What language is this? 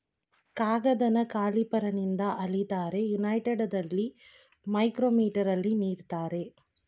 Kannada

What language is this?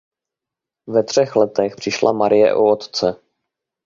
Czech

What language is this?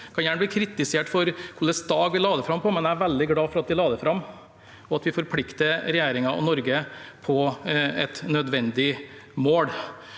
Norwegian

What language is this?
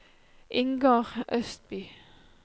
Norwegian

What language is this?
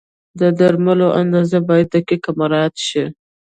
Pashto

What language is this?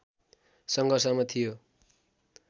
Nepali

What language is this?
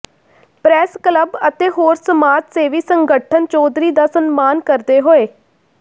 Punjabi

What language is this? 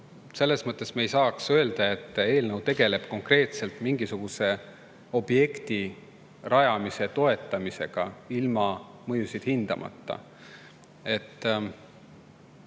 Estonian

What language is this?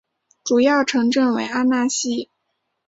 Chinese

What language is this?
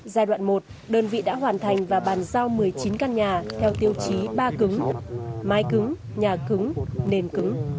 Vietnamese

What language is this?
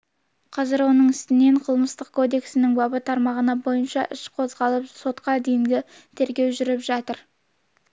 Kazakh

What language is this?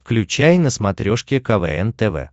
Russian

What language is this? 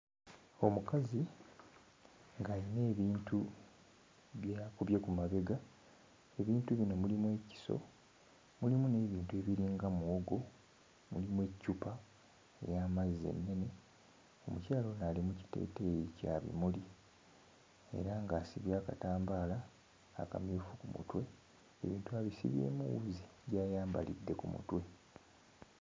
Ganda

